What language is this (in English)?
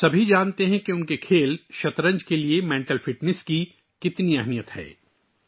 Urdu